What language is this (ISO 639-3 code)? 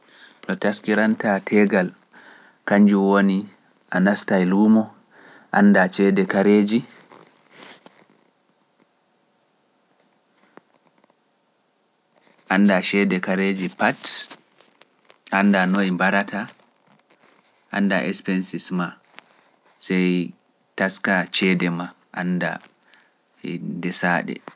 fuf